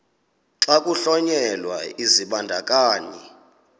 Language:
Xhosa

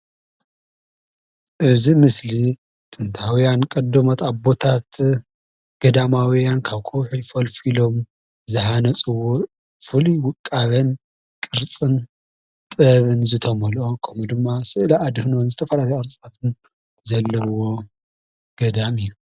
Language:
Tigrinya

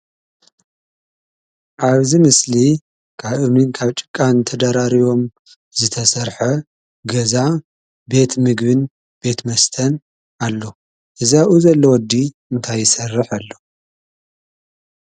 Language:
Tigrinya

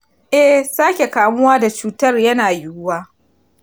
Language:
Hausa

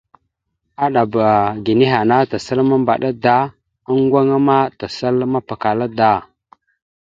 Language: Mada (Cameroon)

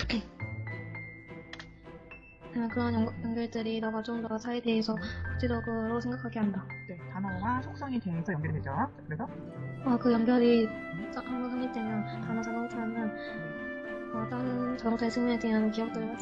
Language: Korean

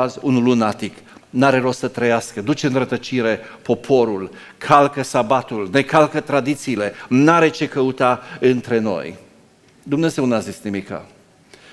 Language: Romanian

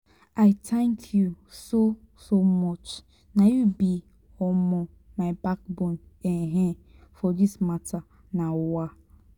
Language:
Nigerian Pidgin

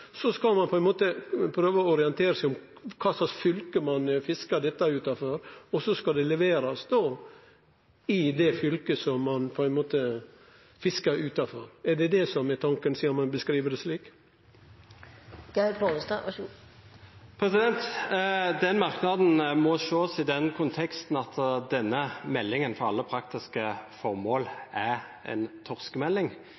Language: Norwegian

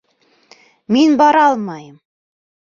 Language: Bashkir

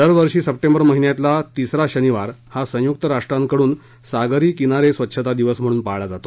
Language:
Marathi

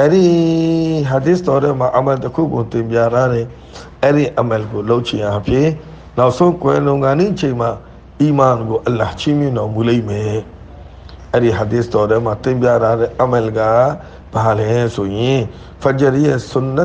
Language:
Arabic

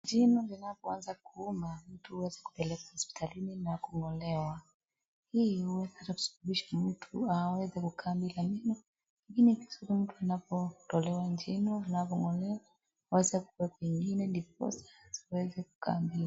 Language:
Swahili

